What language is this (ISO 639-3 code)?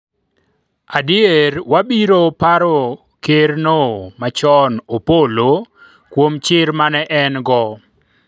luo